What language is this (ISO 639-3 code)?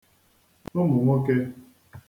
ibo